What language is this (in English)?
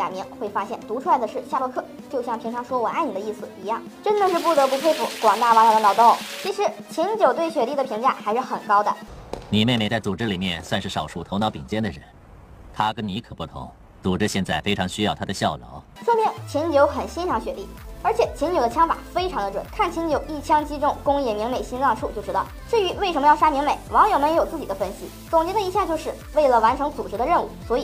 Chinese